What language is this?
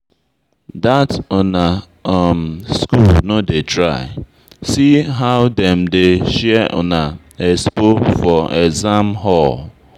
Nigerian Pidgin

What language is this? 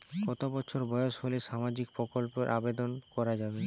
Bangla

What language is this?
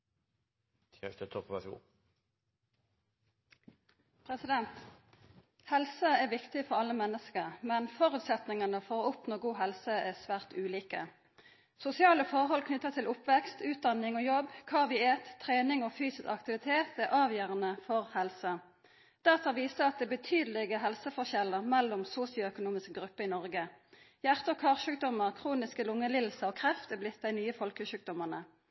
Norwegian Nynorsk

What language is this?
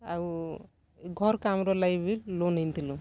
Odia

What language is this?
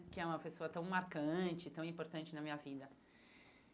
Portuguese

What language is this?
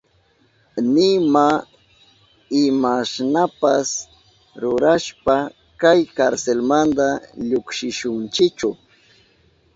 Southern Pastaza Quechua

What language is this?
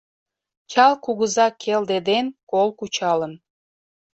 Mari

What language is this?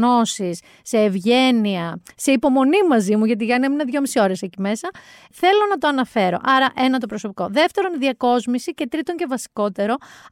Greek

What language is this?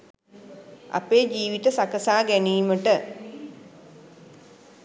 Sinhala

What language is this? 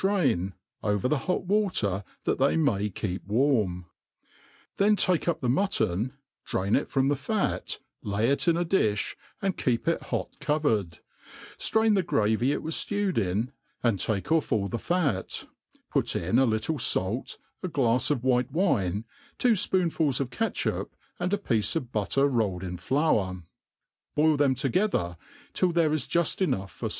English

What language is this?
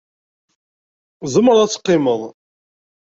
Kabyle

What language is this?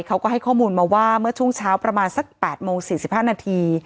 Thai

